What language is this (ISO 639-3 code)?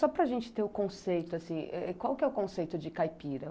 por